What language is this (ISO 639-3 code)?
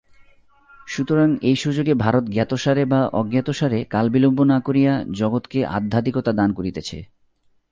ben